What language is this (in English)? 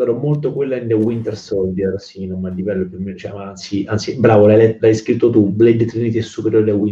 Italian